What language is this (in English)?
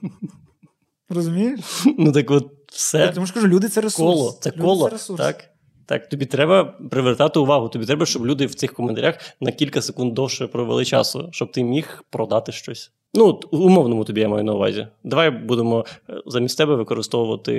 Ukrainian